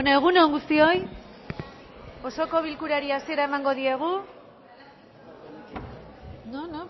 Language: Basque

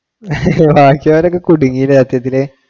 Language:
Malayalam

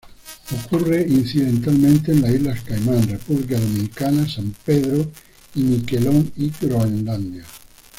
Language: Spanish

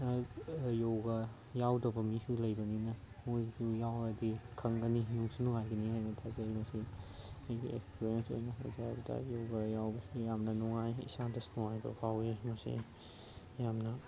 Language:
Manipuri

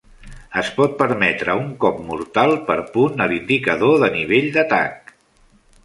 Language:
Catalan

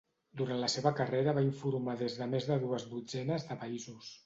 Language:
Catalan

